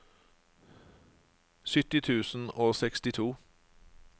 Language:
Norwegian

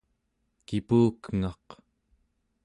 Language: Central Yupik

